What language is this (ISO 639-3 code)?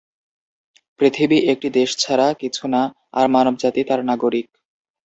ben